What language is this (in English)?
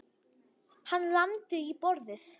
Icelandic